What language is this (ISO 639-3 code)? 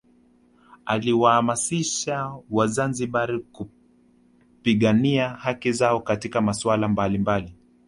swa